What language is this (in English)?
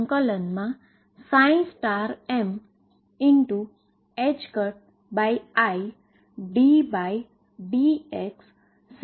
Gujarati